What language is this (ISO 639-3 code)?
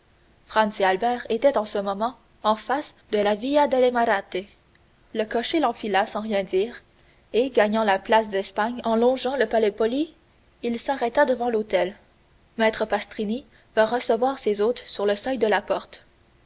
fra